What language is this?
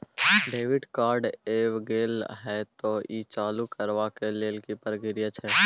Maithili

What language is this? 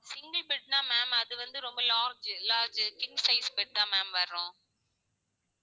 Tamil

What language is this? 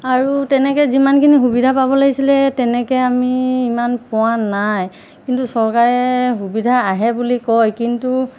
Assamese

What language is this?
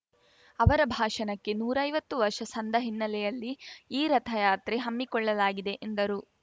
Kannada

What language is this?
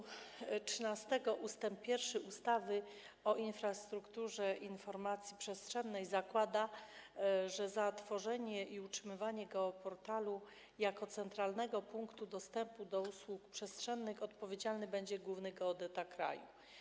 Polish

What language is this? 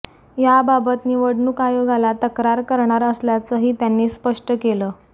Marathi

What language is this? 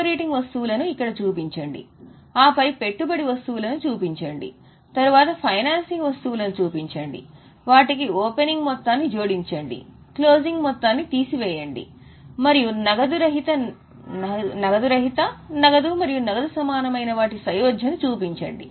Telugu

